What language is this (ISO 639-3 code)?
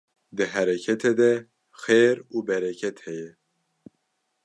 kur